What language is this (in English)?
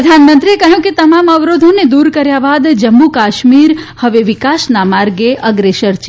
Gujarati